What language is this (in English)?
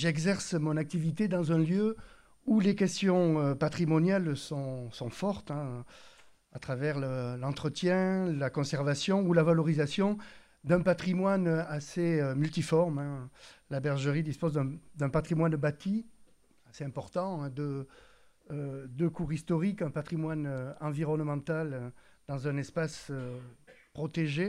French